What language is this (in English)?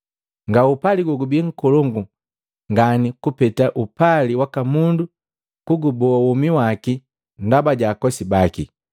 Matengo